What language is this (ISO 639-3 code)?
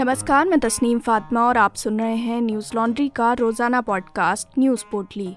hin